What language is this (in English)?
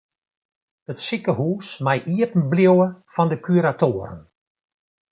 Western Frisian